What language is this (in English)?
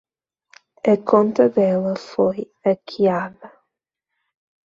Portuguese